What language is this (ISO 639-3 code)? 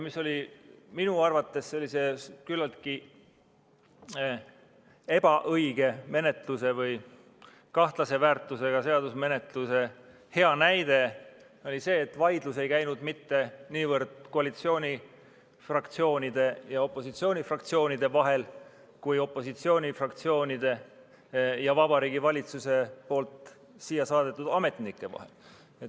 est